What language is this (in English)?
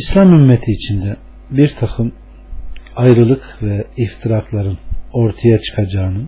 Turkish